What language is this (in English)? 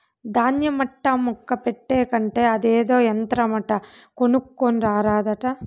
Telugu